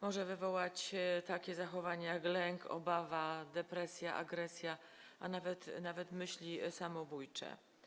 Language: Polish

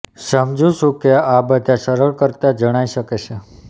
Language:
Gujarati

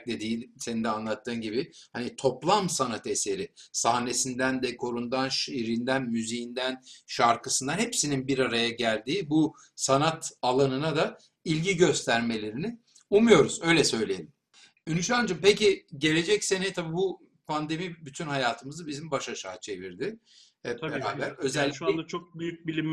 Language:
Turkish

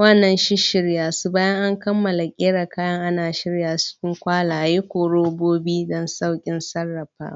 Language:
Hausa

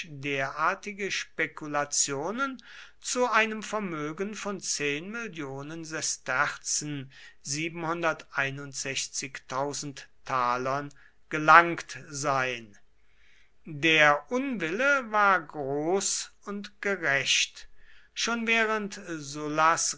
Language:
German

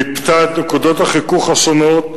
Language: Hebrew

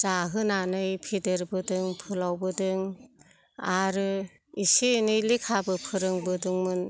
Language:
Bodo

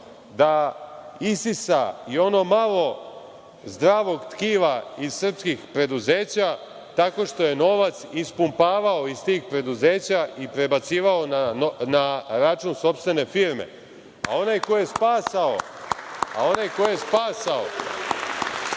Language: Serbian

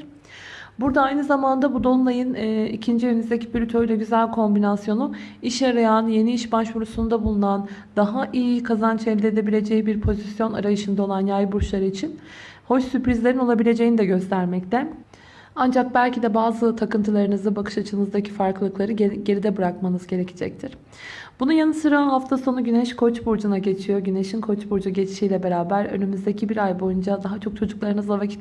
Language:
Turkish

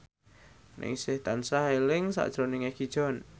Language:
Javanese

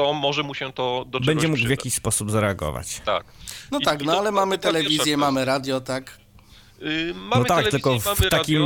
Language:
Polish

